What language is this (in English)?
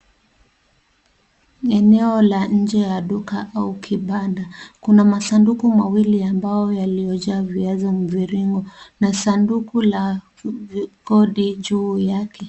Swahili